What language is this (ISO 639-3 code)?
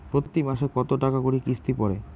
ben